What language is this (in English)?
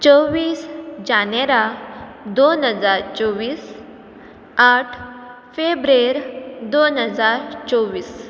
Konkani